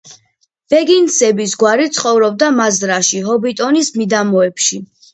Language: Georgian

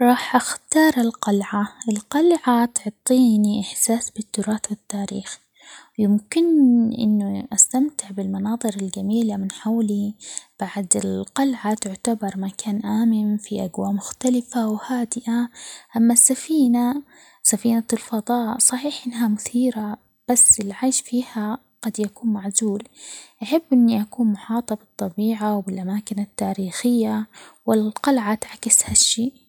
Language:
Omani Arabic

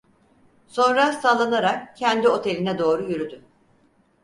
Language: Turkish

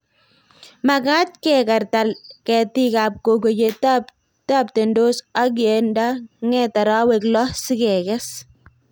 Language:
Kalenjin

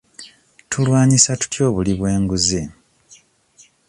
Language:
Ganda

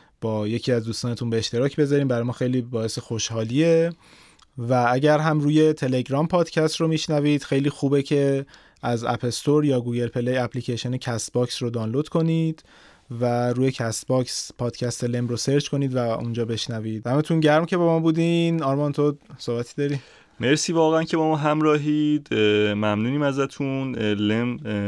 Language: Persian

